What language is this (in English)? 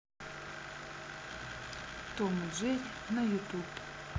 Russian